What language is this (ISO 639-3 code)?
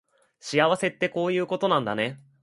jpn